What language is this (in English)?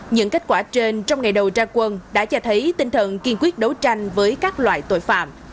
Vietnamese